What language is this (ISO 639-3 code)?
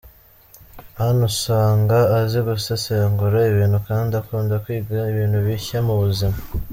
kin